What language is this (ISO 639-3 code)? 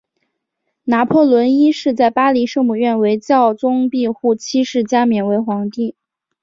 zho